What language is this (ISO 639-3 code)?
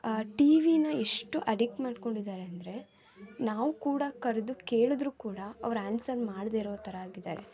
kan